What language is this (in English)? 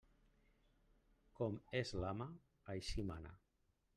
Catalan